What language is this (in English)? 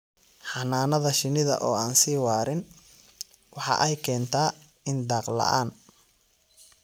Somali